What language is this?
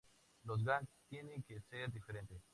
Spanish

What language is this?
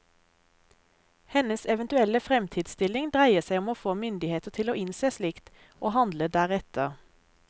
Norwegian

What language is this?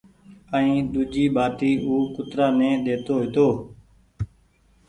Goaria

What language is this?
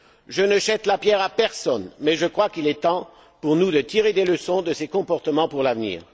French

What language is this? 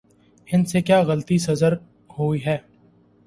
Urdu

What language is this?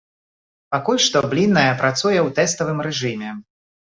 Belarusian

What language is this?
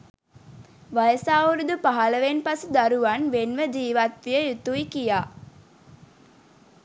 Sinhala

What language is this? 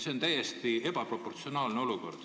Estonian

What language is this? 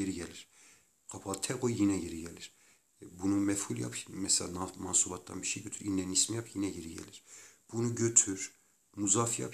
Turkish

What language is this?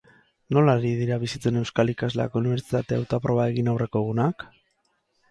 Basque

